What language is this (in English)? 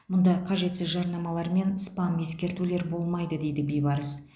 Kazakh